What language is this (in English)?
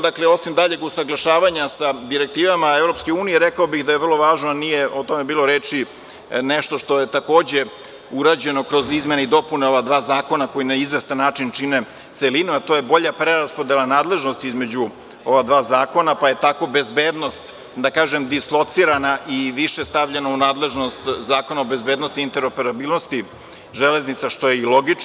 Serbian